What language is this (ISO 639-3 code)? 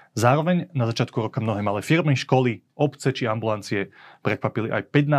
slk